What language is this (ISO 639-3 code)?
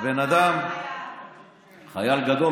heb